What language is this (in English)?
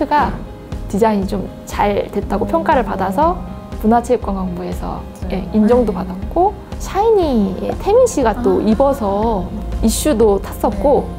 Korean